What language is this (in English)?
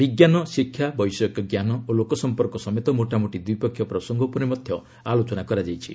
Odia